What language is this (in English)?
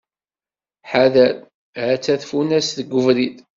Kabyle